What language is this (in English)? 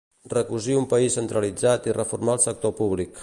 Catalan